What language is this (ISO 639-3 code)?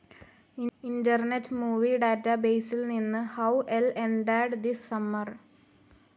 mal